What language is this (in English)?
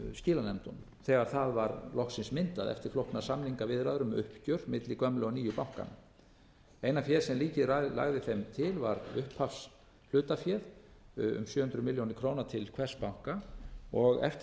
Icelandic